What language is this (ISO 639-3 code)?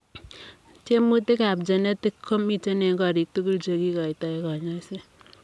kln